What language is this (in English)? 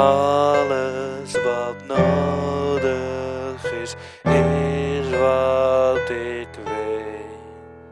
Dutch